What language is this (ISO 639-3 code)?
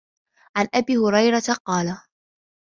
ara